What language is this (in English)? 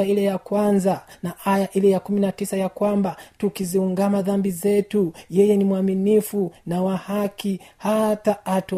Swahili